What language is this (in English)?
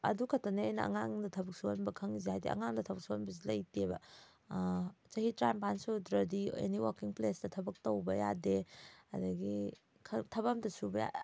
Manipuri